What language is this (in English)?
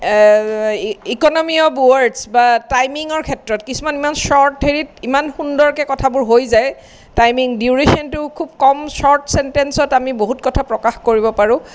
Assamese